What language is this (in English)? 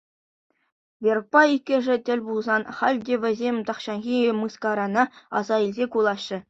Chuvash